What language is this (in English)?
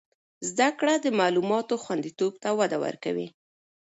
Pashto